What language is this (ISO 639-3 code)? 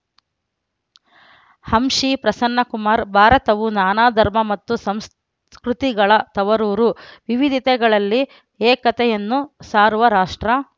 kan